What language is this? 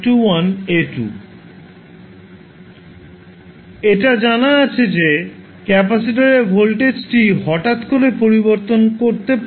Bangla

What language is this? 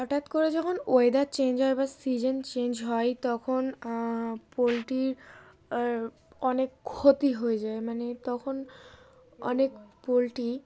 Bangla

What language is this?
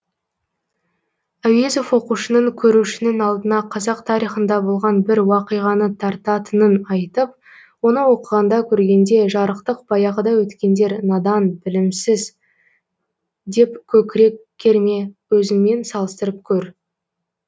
Kazakh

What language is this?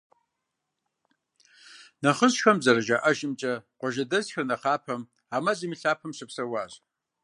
Kabardian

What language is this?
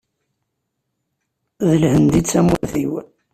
Kabyle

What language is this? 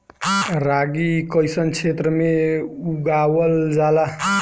Bhojpuri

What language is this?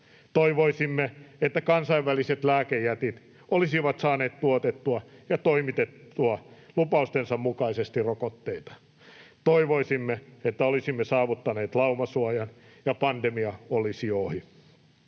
Finnish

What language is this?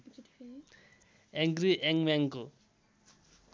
Nepali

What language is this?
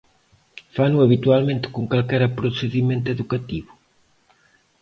Galician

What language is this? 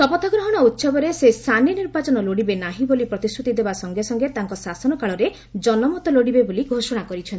Odia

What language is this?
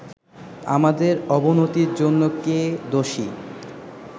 Bangla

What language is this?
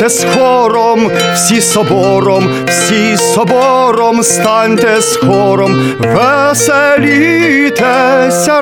Ukrainian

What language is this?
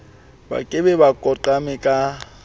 Southern Sotho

